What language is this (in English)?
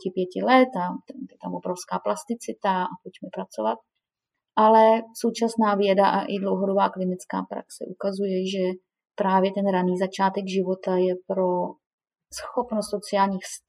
Czech